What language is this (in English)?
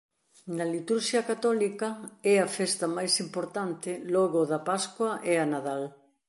Galician